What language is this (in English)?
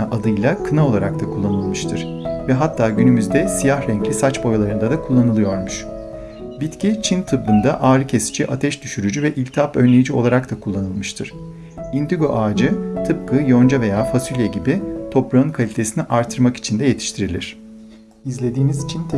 Turkish